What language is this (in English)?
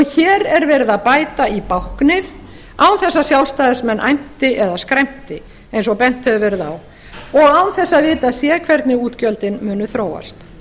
Icelandic